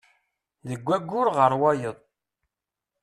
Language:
Kabyle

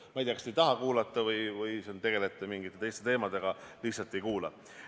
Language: Estonian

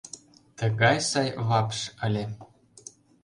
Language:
Mari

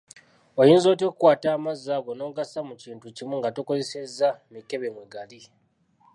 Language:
Ganda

